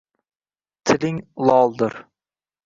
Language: Uzbek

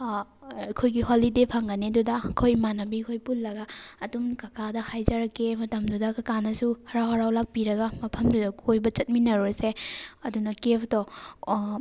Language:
Manipuri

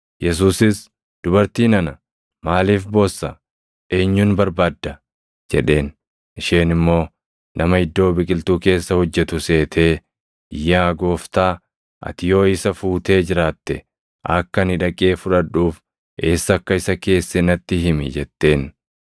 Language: Oromo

